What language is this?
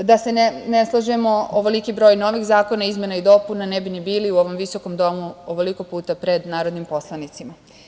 Serbian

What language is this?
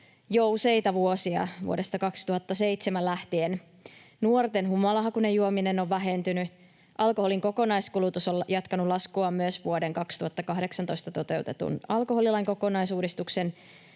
Finnish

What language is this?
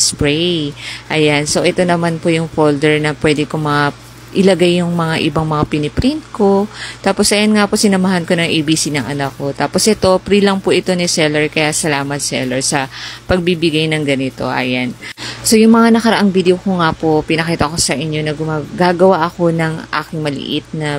Filipino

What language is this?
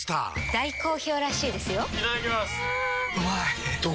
Japanese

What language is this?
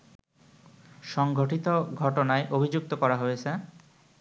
Bangla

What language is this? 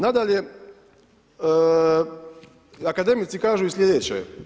Croatian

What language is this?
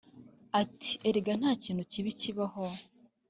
Kinyarwanda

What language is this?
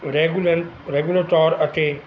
Punjabi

